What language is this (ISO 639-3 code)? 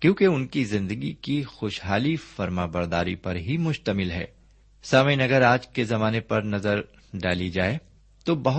urd